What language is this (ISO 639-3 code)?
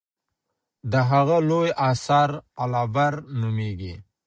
pus